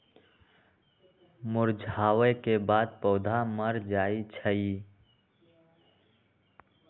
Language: Magahi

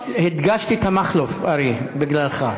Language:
Hebrew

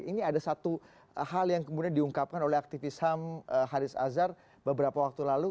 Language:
Indonesian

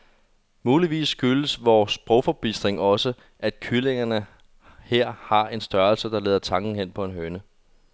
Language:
Danish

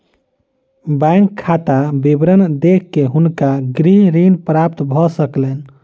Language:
Maithili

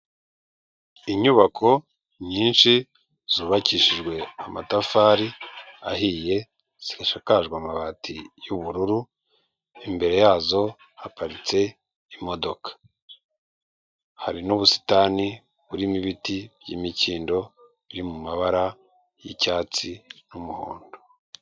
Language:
Kinyarwanda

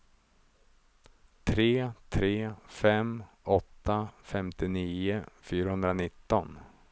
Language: Swedish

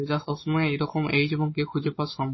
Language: Bangla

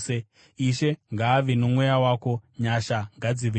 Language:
Shona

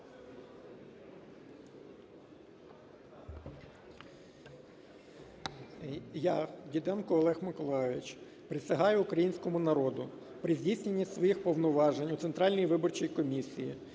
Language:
Ukrainian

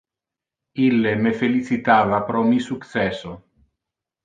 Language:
Interlingua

